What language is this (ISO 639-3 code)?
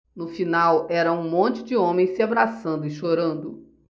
por